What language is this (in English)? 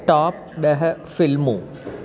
Sindhi